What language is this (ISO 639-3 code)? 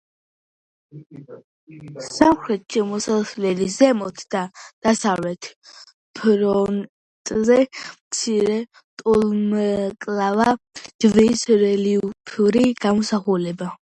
kat